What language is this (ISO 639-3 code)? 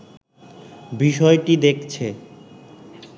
ben